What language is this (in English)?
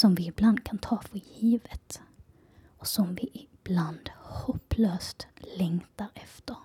Swedish